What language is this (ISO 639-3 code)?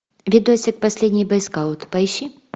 rus